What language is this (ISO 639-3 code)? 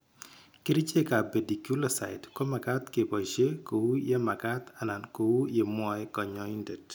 kln